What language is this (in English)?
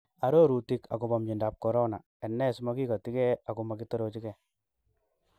Kalenjin